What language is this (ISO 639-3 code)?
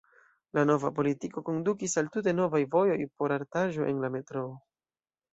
epo